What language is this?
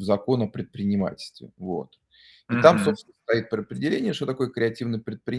Russian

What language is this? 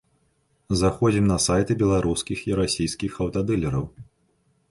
Belarusian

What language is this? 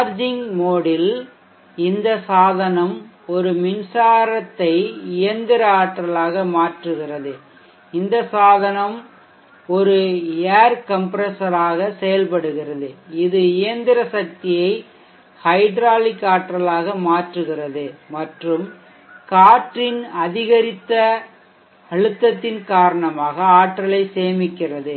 Tamil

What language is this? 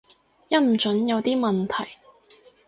Cantonese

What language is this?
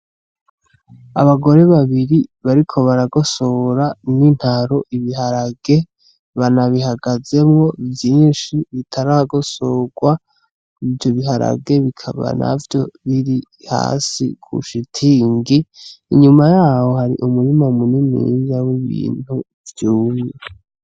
Rundi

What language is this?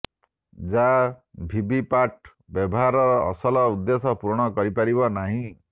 Odia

